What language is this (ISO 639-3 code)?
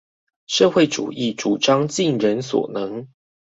zho